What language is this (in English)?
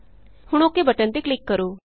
Punjabi